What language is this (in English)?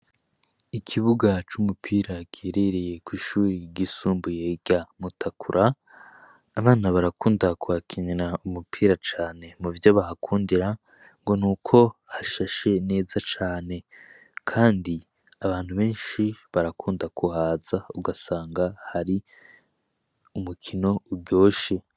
Rundi